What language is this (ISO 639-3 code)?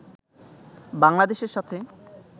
ben